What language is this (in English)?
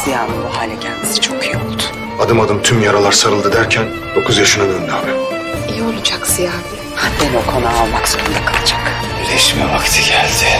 Turkish